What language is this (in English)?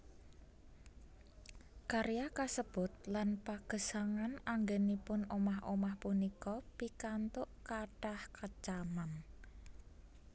Javanese